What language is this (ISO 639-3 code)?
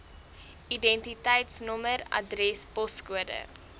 afr